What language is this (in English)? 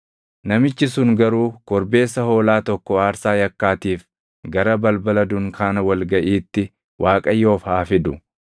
Oromo